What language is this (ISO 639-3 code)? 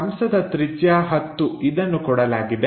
kan